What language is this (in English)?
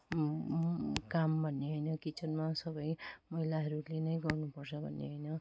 Nepali